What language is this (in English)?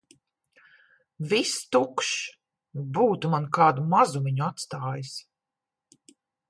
Latvian